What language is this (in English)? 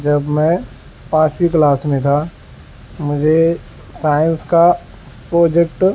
Urdu